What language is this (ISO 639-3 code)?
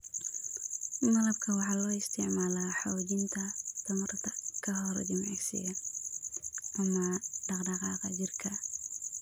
som